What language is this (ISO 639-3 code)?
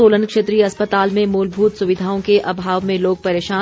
hin